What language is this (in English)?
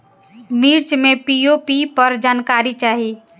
Bhojpuri